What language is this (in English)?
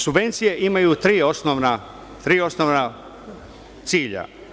Serbian